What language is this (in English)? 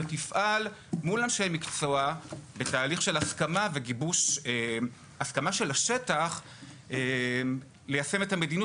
Hebrew